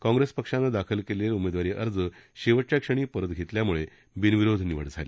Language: Marathi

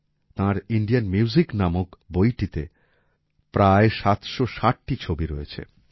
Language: Bangla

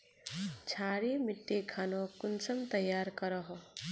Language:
Magahi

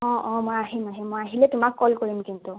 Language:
Assamese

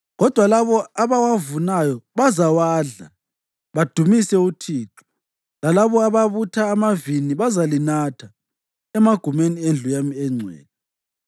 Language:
North Ndebele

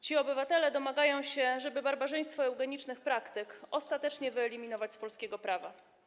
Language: Polish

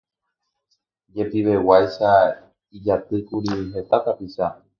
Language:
Guarani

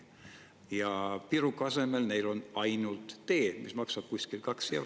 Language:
Estonian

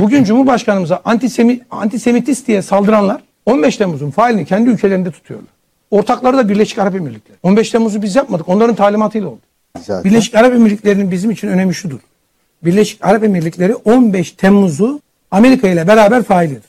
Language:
Turkish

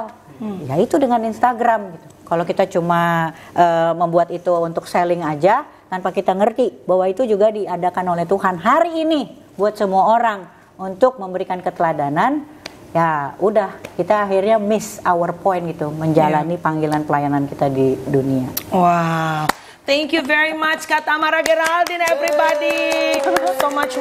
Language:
Indonesian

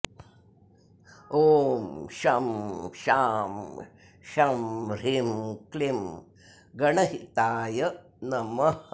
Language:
Sanskrit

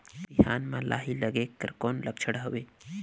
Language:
Chhattisgarhi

